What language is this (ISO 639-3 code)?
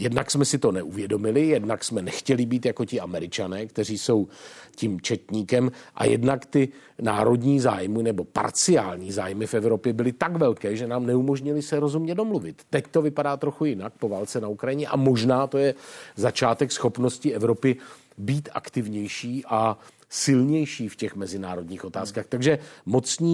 ces